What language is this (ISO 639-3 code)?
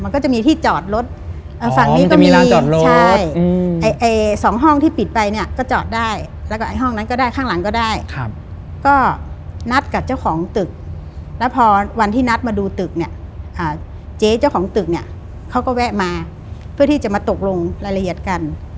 tha